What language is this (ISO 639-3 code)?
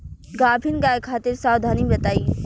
bho